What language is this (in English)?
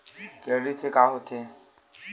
Chhattisgarhi